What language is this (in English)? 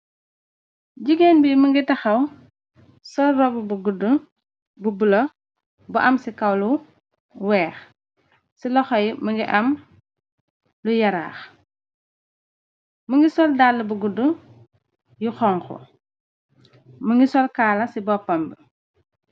Wolof